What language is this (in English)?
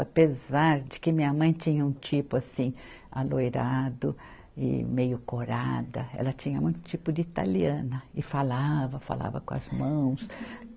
Portuguese